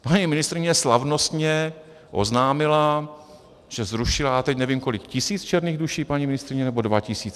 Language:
Czech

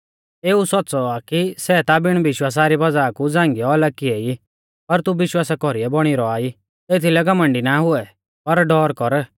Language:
Mahasu Pahari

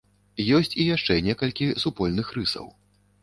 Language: Belarusian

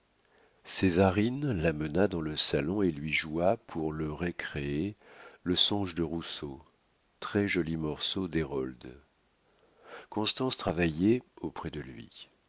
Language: French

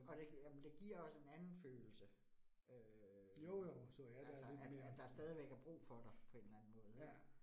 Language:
Danish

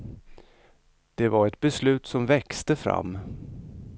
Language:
Swedish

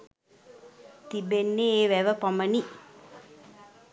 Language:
Sinhala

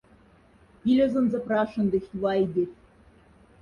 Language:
Moksha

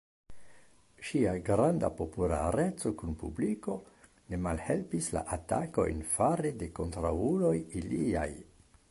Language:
Esperanto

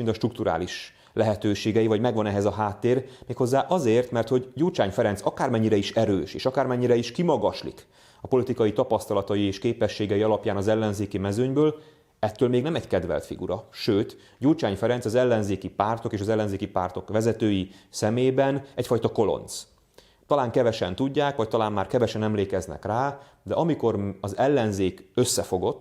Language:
Hungarian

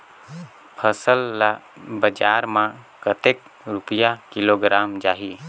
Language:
Chhattisgarhi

